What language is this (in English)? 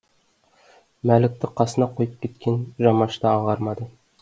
Kazakh